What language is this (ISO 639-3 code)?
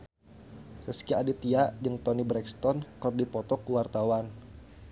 sun